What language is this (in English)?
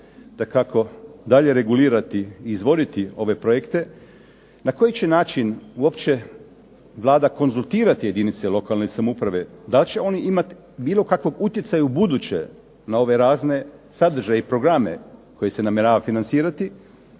Croatian